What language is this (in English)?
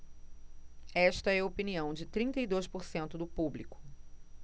Portuguese